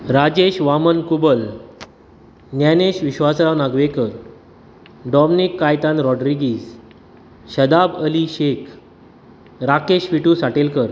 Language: Konkani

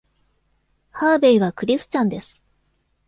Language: Japanese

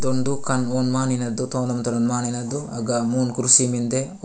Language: Gondi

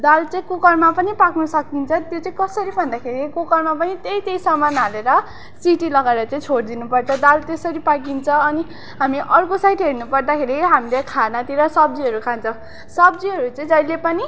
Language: Nepali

